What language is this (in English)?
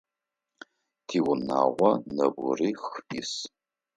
Adyghe